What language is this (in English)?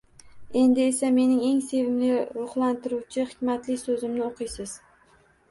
Uzbek